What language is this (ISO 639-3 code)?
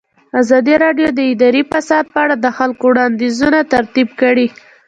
pus